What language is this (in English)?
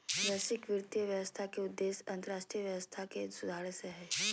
Magahi